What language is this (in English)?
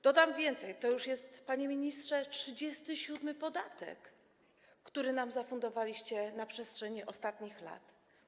Polish